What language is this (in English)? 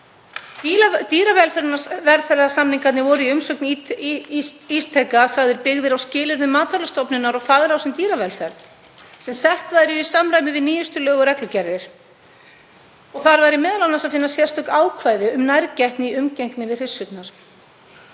Icelandic